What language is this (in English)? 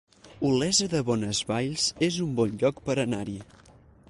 Catalan